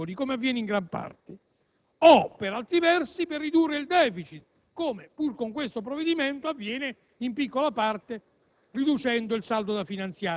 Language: Italian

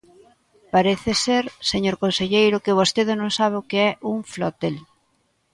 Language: Galician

